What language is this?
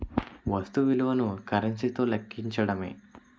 Telugu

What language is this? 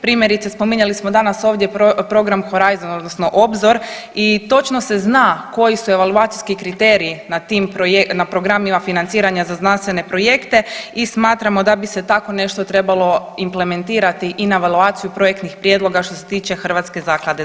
Croatian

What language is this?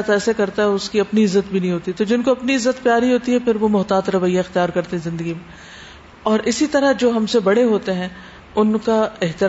Urdu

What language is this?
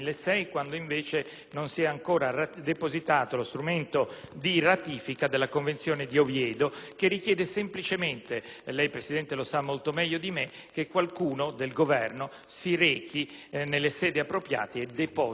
Italian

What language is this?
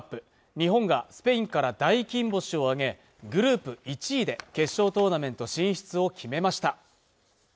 Japanese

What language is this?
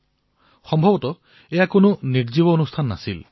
Assamese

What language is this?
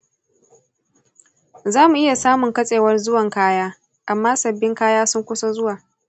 Hausa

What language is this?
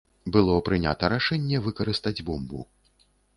Belarusian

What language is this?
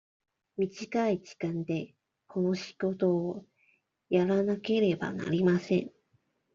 Japanese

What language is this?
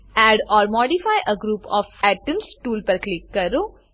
Gujarati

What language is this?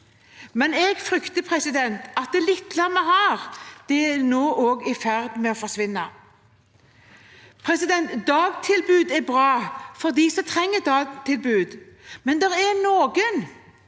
Norwegian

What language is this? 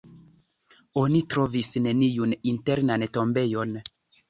Esperanto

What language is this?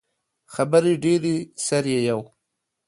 Pashto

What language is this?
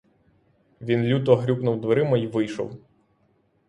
Ukrainian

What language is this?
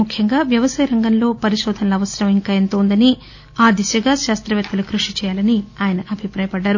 Telugu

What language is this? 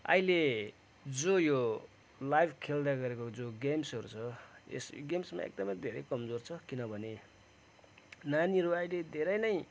Nepali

